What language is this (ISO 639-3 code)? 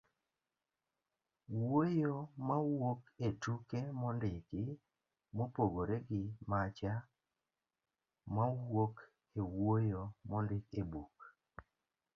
luo